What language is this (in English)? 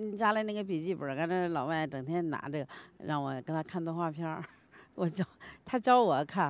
Chinese